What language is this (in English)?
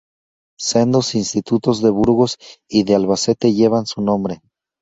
Spanish